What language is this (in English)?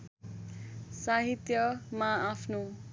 Nepali